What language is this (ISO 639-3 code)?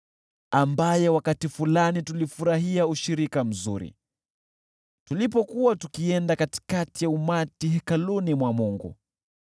swa